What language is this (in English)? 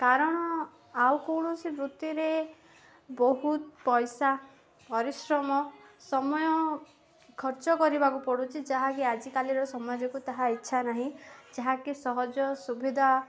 Odia